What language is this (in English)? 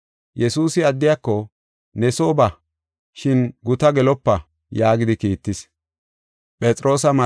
Gofa